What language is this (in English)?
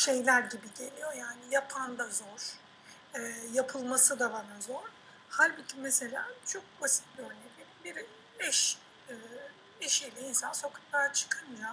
Turkish